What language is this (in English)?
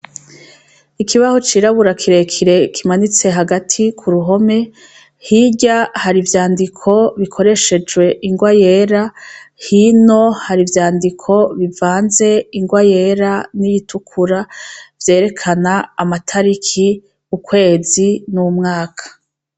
Rundi